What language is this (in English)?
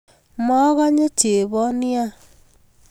Kalenjin